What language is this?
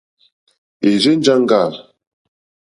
Mokpwe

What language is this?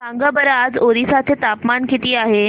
Marathi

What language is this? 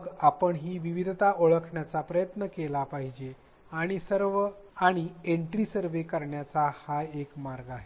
Marathi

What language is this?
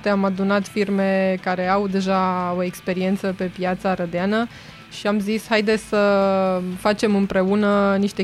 Romanian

